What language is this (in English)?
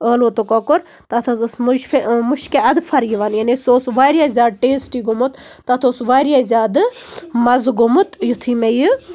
Kashmiri